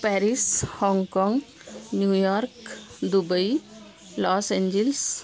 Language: Sanskrit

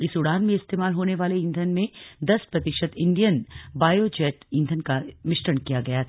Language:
Hindi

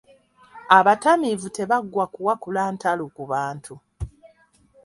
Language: Ganda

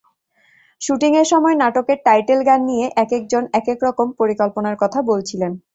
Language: Bangla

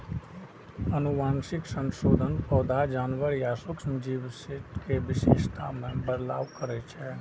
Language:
Maithili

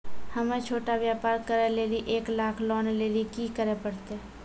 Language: Maithili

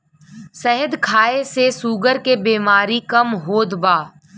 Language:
Bhojpuri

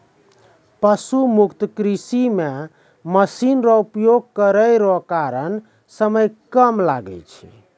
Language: Maithili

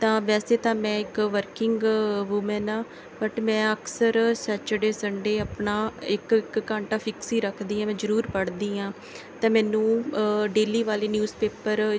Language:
Punjabi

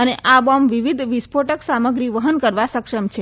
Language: Gujarati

